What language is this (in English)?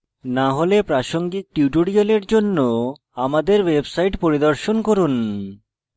Bangla